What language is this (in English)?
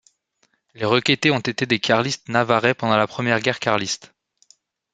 French